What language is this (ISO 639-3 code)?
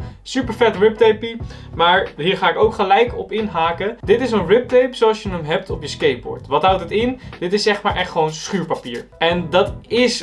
nld